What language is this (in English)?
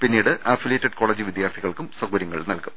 Malayalam